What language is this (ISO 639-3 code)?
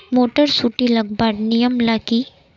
mag